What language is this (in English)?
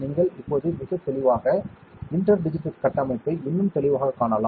Tamil